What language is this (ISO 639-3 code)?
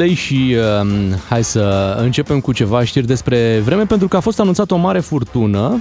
ron